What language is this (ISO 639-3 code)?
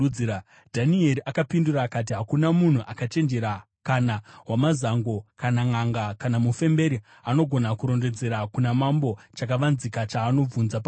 sna